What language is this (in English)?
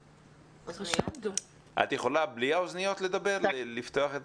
Hebrew